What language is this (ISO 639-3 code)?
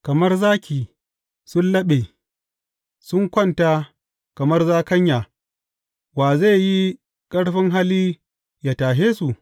hau